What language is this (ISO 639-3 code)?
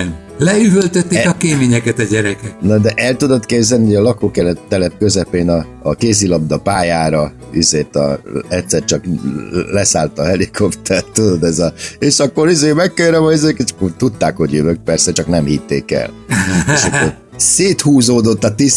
hun